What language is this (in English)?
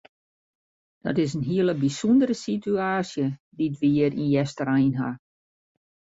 Western Frisian